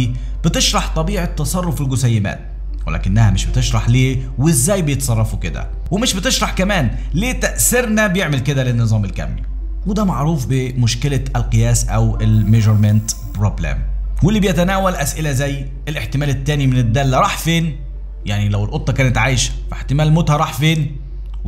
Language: Arabic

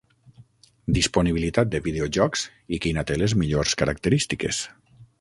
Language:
Catalan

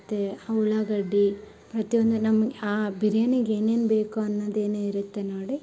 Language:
Kannada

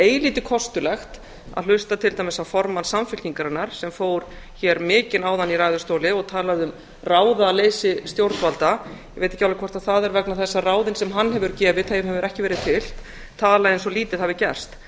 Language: Icelandic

